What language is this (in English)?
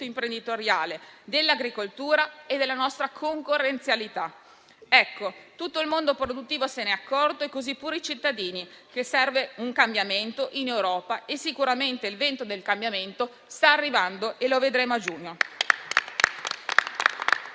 Italian